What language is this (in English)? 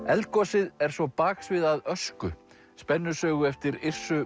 Icelandic